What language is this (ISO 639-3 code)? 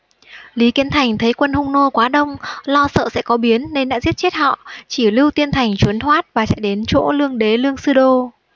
vie